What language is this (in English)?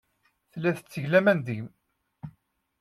Kabyle